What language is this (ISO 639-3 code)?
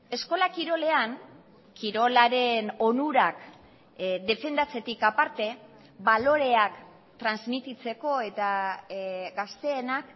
eus